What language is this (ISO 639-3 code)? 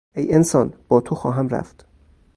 fas